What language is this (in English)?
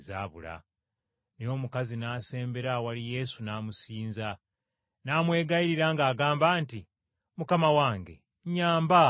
Ganda